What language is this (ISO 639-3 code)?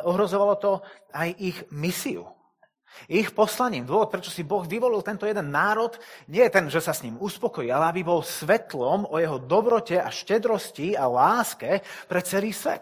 slk